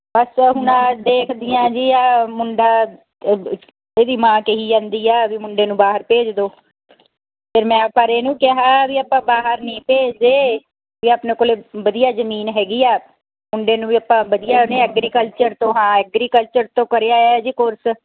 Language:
Punjabi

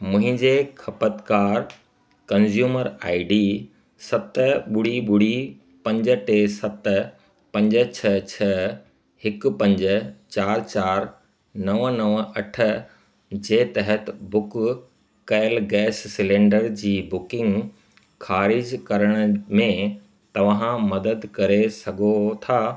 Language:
Sindhi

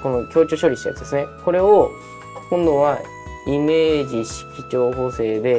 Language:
Japanese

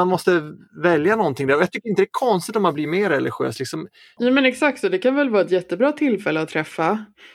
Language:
Swedish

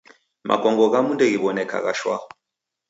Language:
Taita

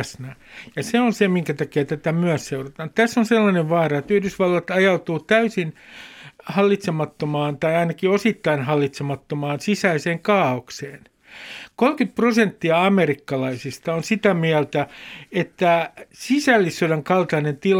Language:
Finnish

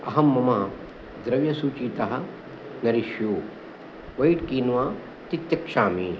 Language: Sanskrit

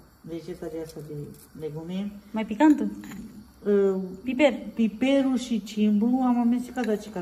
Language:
Romanian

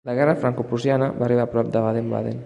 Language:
Catalan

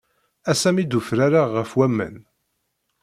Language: Kabyle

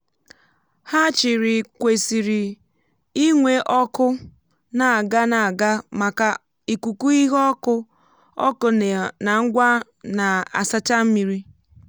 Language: Igbo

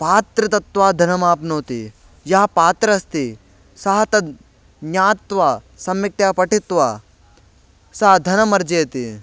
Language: Sanskrit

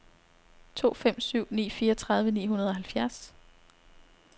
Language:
Danish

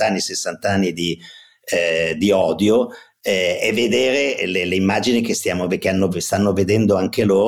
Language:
Italian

